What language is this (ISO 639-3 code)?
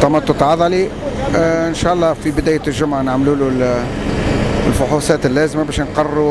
ara